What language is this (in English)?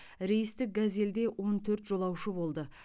Kazakh